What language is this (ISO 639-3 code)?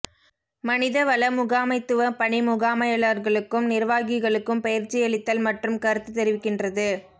tam